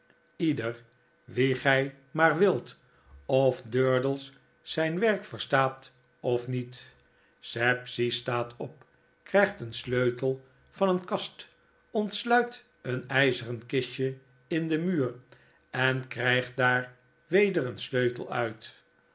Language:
Dutch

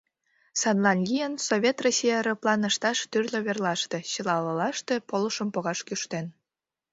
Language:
Mari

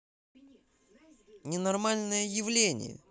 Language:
Russian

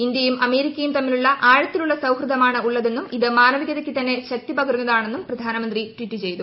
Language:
Malayalam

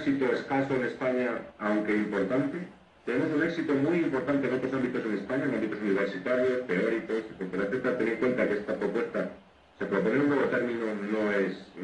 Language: Spanish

